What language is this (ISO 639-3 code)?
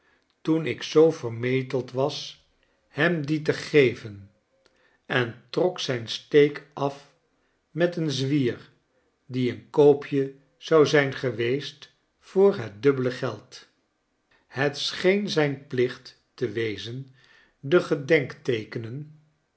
nld